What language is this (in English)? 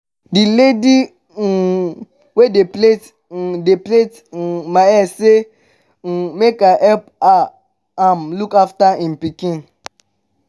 Nigerian Pidgin